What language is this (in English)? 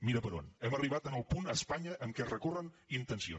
Catalan